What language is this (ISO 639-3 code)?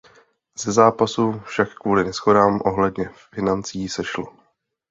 ces